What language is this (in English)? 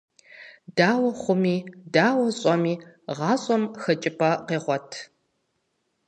Kabardian